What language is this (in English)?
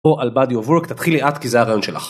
Hebrew